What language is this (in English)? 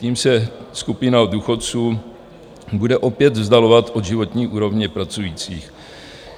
Czech